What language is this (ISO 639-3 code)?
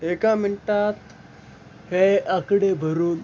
mar